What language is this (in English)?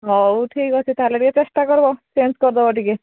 Odia